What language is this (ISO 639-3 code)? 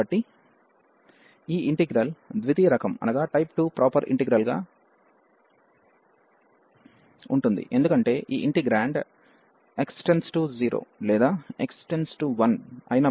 tel